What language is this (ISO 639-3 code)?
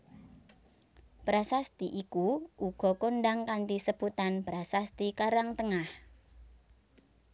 jav